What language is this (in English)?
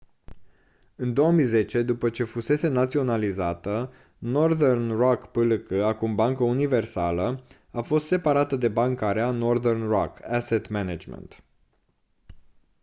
Romanian